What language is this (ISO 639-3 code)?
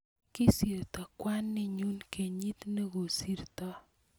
kln